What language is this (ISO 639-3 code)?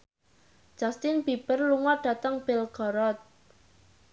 jav